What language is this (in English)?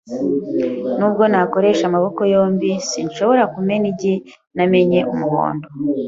Kinyarwanda